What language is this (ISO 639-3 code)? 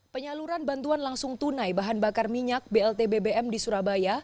ind